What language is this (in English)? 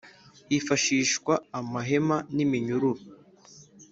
Kinyarwanda